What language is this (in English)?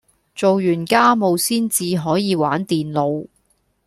Cantonese